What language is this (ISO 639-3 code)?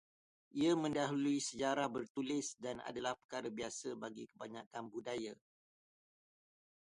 msa